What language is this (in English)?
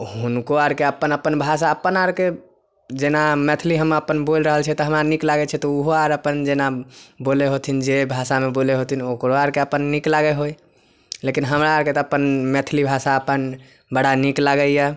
Maithili